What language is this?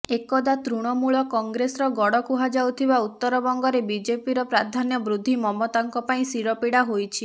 Odia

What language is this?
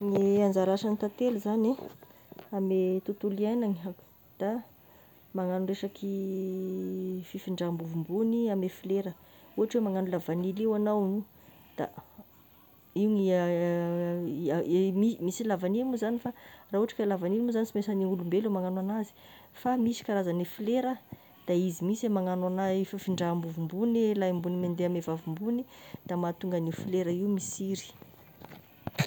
Tesaka Malagasy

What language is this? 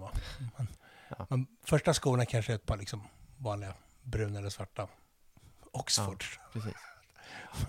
Swedish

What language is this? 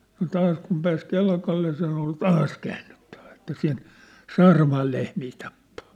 Finnish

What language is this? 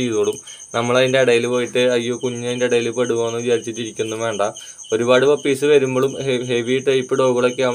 Hindi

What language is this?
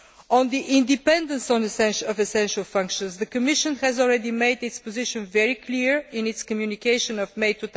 English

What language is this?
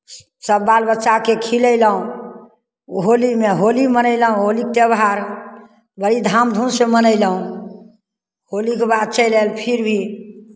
Maithili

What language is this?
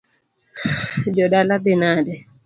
Luo (Kenya and Tanzania)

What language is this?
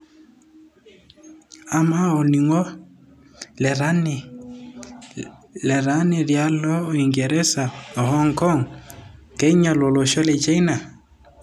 Masai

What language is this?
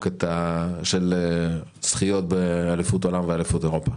Hebrew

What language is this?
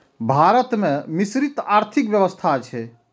Maithili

